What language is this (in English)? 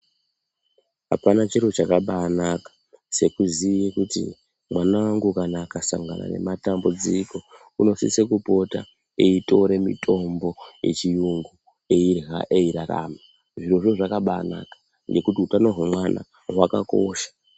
Ndau